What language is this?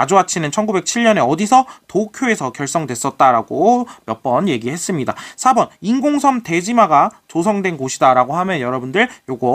Korean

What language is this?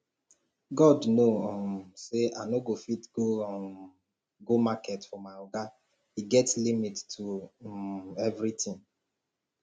Nigerian Pidgin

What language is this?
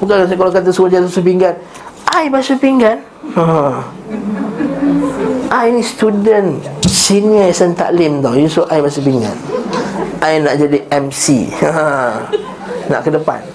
Malay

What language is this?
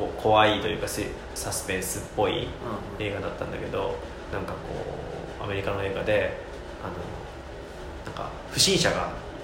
Japanese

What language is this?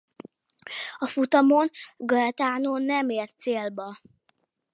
Hungarian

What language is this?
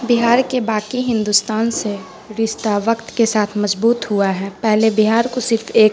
Urdu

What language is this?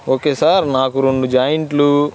Telugu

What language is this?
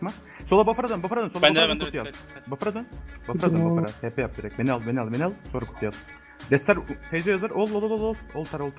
Turkish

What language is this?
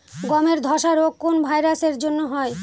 Bangla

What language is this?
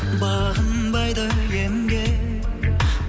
Kazakh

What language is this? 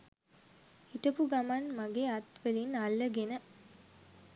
Sinhala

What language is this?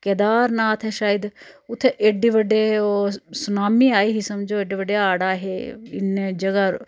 Dogri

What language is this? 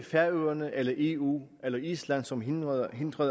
Danish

